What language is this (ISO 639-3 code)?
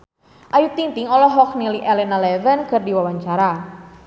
sun